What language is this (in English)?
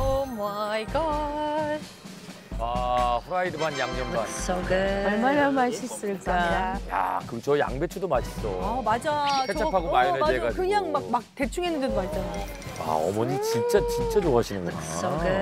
Korean